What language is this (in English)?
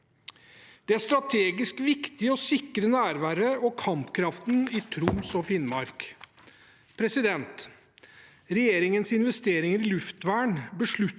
Norwegian